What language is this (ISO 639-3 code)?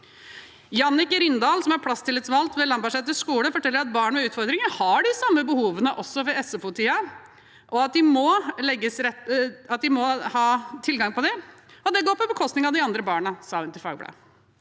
nor